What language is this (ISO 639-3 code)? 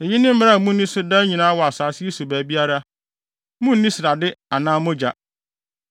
aka